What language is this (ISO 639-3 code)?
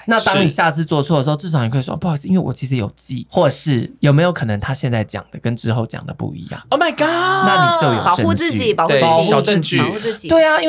zho